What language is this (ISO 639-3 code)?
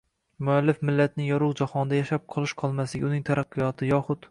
uzb